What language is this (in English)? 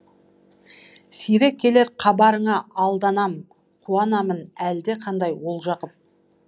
Kazakh